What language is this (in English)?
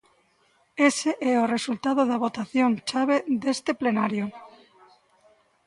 Galician